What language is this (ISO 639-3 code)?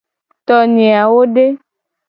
gej